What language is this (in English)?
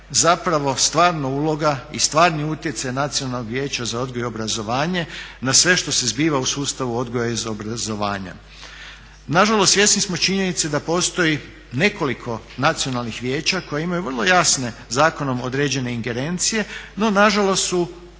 Croatian